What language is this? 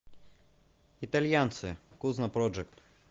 Russian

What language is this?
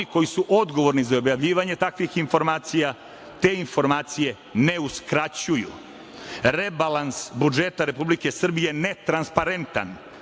Serbian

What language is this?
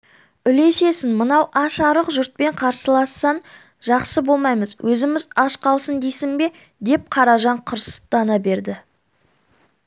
Kazakh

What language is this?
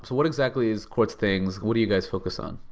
English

